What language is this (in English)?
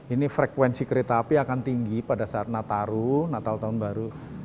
Indonesian